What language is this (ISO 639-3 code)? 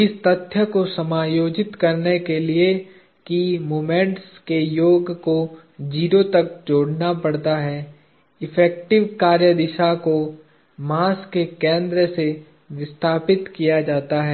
hin